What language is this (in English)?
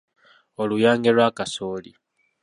Ganda